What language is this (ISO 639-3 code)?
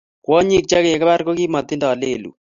kln